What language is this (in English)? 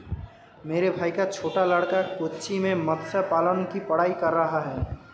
Hindi